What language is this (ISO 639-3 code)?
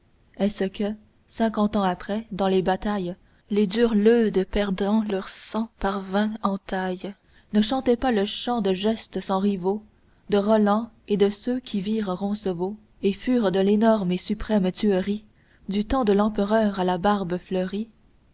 fra